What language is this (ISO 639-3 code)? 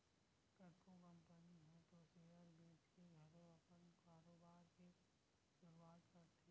hne